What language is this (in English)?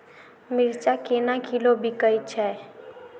Maithili